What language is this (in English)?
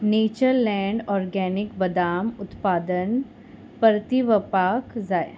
Konkani